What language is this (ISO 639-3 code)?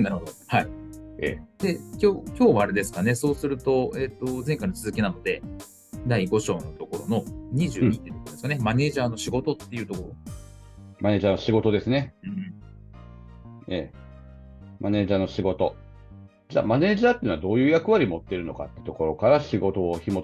jpn